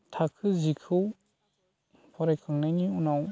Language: Bodo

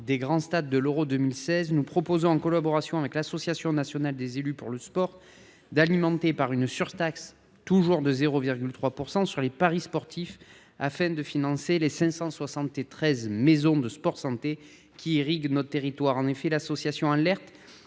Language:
French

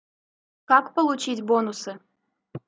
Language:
Russian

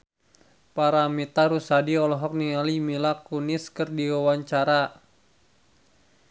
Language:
Sundanese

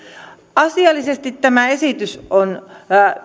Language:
Finnish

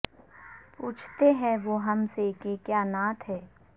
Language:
Urdu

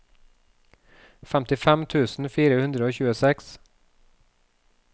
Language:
Norwegian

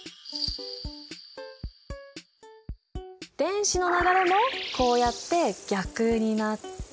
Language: Japanese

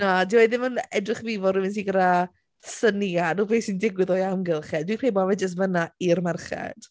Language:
Welsh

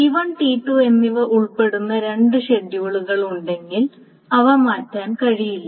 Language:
Malayalam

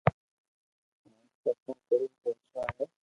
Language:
Loarki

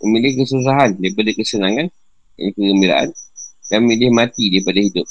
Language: Malay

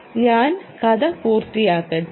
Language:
Malayalam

